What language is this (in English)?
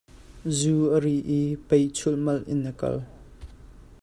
Hakha Chin